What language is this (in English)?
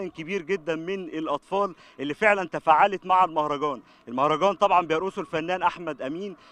Arabic